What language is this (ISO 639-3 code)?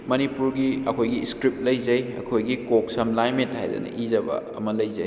mni